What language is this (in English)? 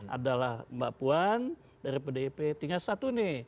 Indonesian